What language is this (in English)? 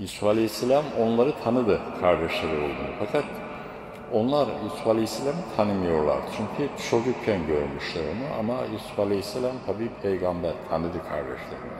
Turkish